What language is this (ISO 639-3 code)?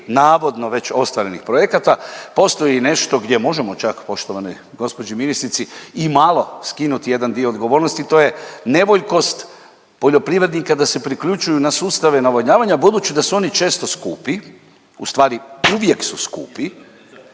hrv